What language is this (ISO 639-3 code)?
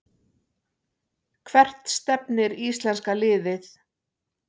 isl